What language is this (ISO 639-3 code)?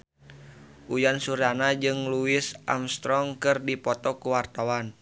sun